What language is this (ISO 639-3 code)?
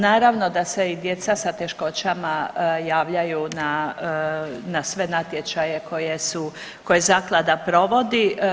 hrv